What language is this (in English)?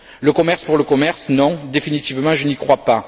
French